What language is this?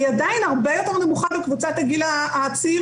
Hebrew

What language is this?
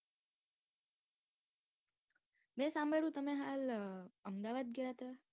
Gujarati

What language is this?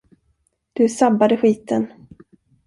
Swedish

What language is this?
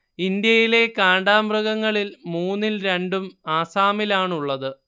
Malayalam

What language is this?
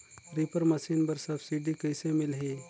Chhattisgarhi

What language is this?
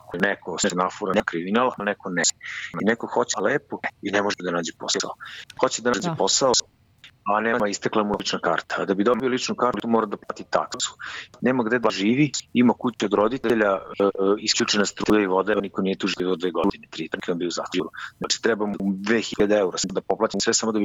Croatian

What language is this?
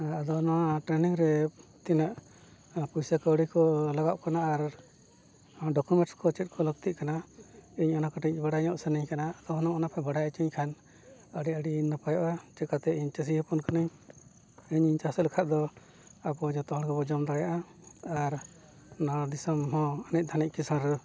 Santali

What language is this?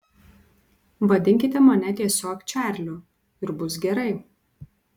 Lithuanian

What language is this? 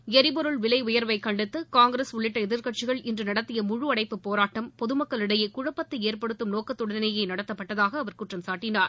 Tamil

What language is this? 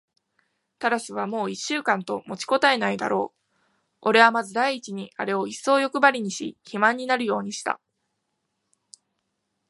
Japanese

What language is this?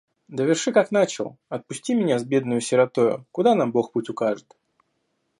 Russian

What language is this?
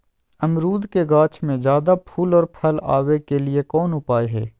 Magahi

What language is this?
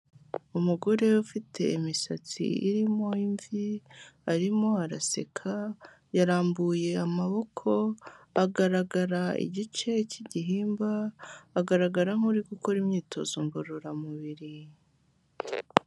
Kinyarwanda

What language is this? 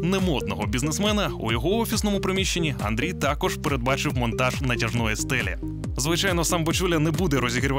Ukrainian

